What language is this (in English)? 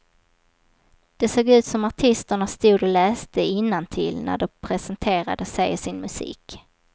Swedish